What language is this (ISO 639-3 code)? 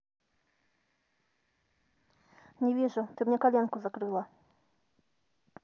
rus